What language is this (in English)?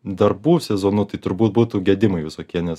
Lithuanian